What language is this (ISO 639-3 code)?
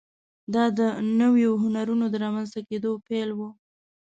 pus